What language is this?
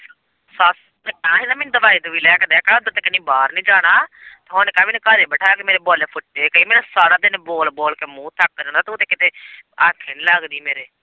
Punjabi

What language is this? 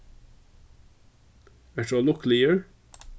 Faroese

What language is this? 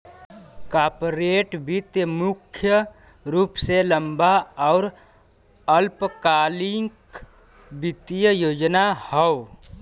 Bhojpuri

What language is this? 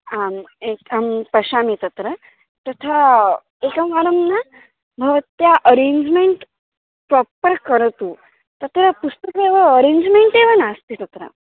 Sanskrit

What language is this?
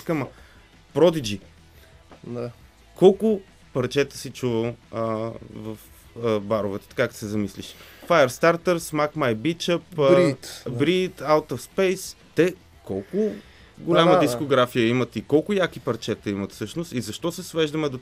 Bulgarian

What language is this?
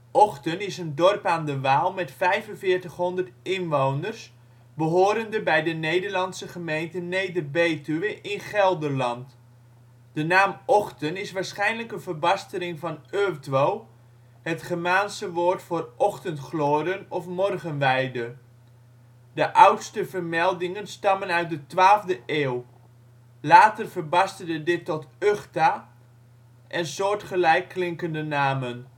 Dutch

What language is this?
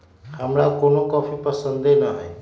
Magahi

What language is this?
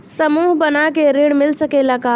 Bhojpuri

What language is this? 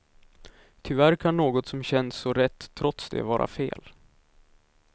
Swedish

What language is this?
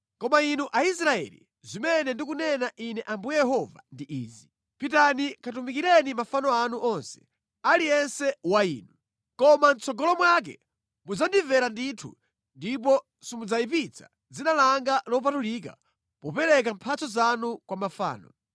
Nyanja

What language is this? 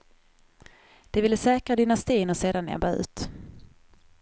Swedish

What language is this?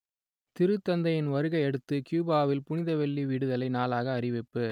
Tamil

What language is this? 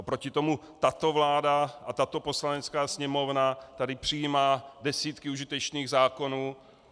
Czech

